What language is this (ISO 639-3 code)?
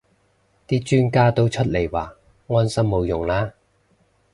yue